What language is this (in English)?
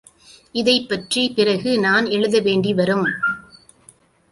Tamil